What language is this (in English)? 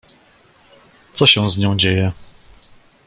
Polish